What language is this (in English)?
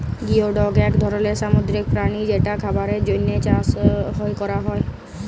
Bangla